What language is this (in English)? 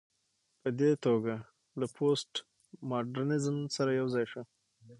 Pashto